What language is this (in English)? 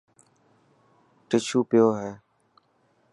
Dhatki